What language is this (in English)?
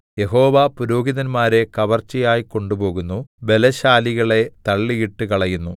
Malayalam